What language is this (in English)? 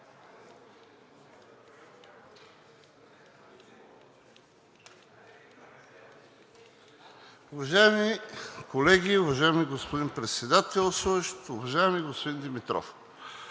Bulgarian